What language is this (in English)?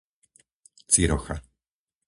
Slovak